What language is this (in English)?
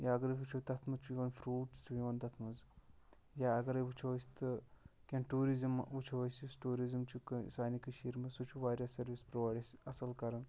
Kashmiri